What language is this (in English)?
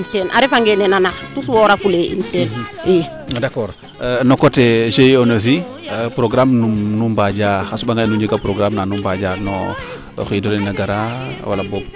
Serer